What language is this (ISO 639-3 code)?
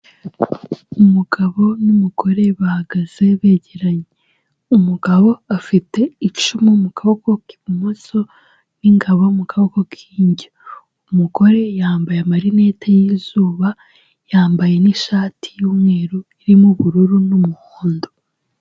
kin